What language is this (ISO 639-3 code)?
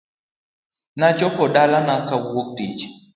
luo